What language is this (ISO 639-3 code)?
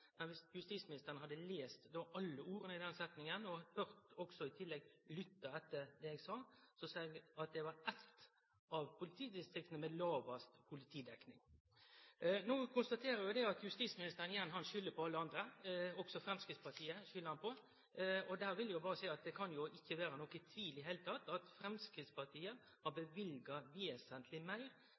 nno